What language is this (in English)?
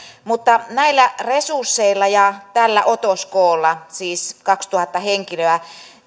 Finnish